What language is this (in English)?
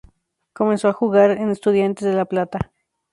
Spanish